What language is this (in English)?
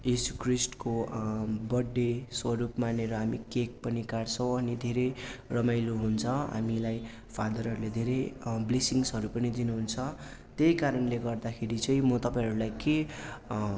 Nepali